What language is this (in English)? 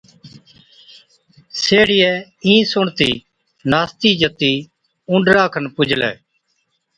Od